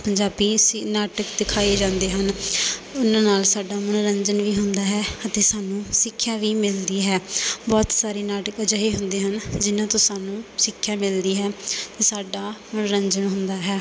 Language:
Punjabi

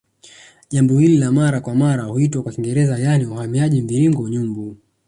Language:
Swahili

